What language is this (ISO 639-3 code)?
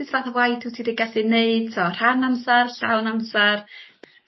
cym